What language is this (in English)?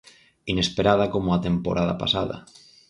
Galician